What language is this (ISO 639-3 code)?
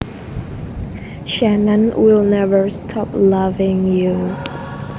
jav